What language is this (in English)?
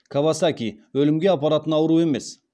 Kazakh